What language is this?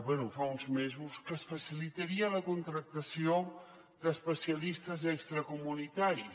Catalan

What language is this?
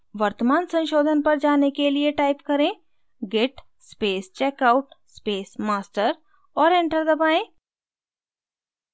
Hindi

